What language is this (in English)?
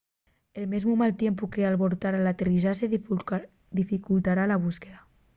Asturian